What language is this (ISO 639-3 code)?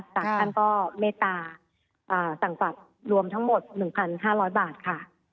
tha